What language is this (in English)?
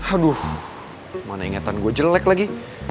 Indonesian